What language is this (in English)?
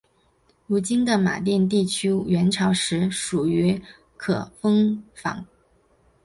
Chinese